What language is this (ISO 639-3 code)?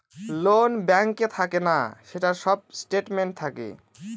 ben